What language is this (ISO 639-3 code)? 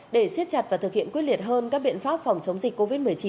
vie